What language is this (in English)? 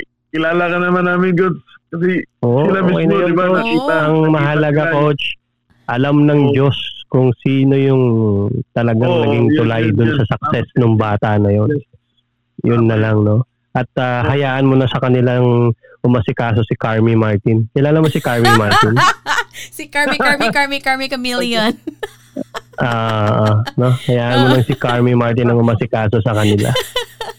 Filipino